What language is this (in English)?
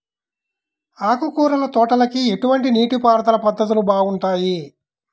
Telugu